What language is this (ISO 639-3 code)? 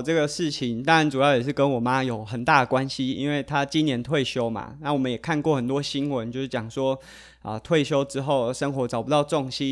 zho